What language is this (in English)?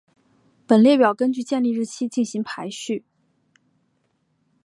Chinese